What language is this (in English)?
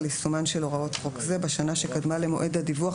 Hebrew